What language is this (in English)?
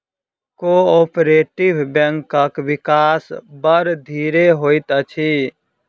Maithili